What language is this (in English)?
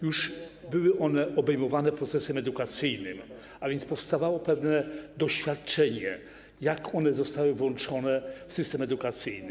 Polish